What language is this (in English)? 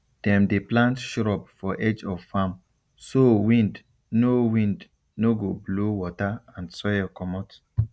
Nigerian Pidgin